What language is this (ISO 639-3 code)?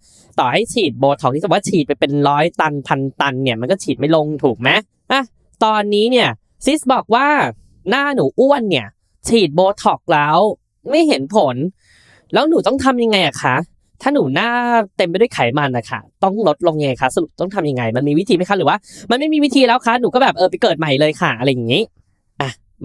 tha